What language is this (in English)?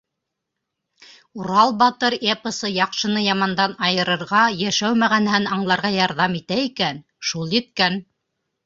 Bashkir